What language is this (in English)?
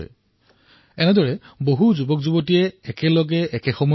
Assamese